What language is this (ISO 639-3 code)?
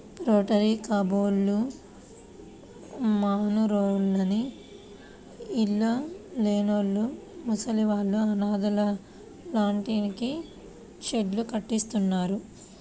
tel